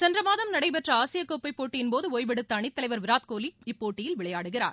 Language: Tamil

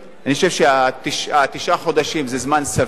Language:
Hebrew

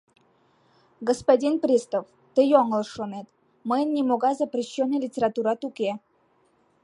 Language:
Mari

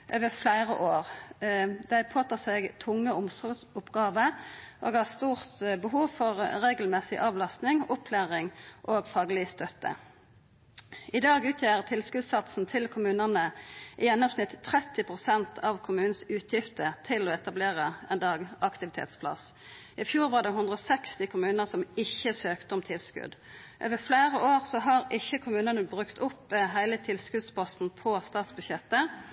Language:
Norwegian Nynorsk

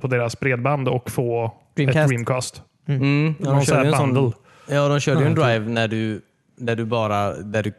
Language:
Swedish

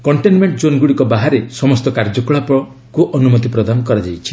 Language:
Odia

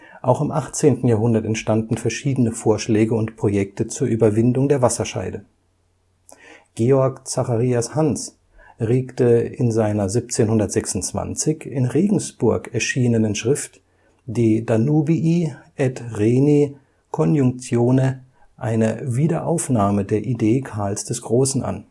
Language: German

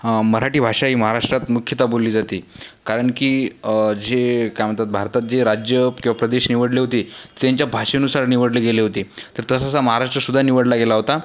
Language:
Marathi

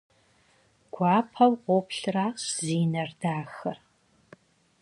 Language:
Kabardian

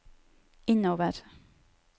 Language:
Norwegian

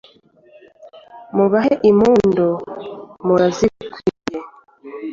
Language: Kinyarwanda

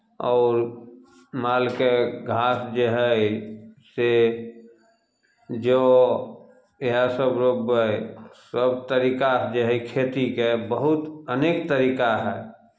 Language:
Maithili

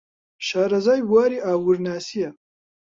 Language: Central Kurdish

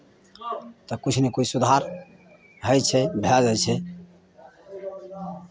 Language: Maithili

